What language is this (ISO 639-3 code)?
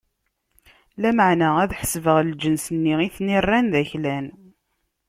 kab